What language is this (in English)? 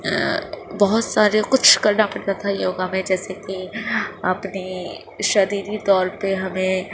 Urdu